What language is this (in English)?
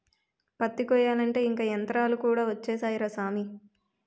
Telugu